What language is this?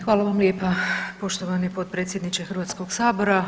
Croatian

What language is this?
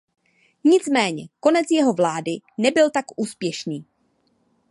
Czech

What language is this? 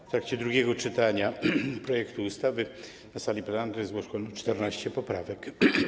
Polish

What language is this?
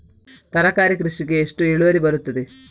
Kannada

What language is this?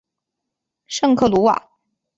Chinese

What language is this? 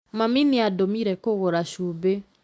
Kikuyu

